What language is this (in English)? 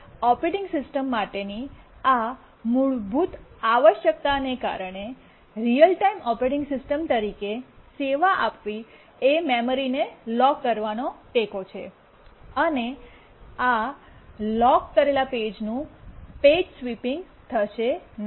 Gujarati